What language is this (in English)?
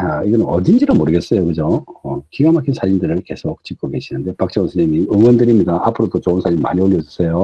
Korean